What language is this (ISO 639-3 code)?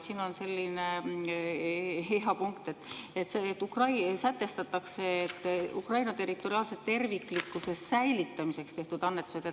est